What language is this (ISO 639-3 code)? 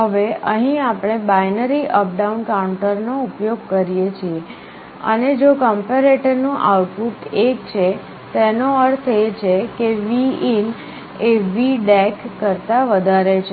guj